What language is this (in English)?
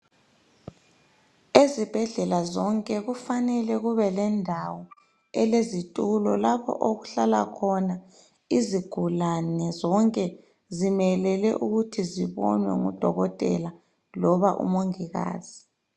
North Ndebele